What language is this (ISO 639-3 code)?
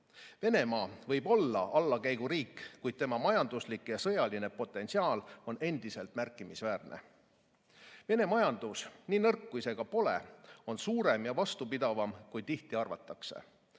est